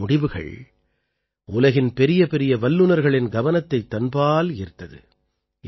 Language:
Tamil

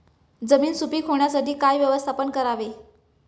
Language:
Marathi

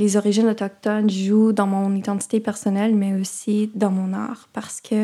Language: French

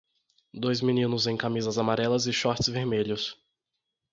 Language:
Portuguese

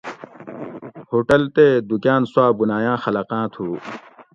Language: Gawri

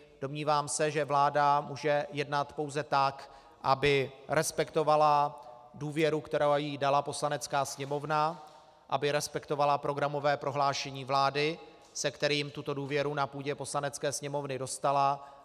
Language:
Czech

